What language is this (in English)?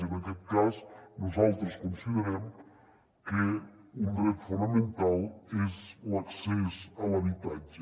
Catalan